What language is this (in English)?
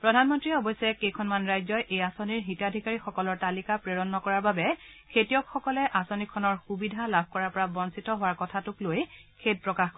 Assamese